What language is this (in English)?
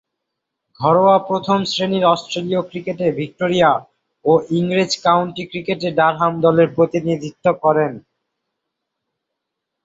Bangla